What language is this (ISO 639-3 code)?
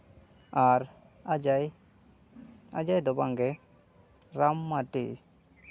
sat